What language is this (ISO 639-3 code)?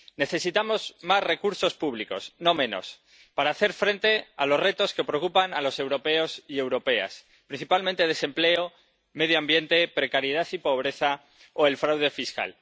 spa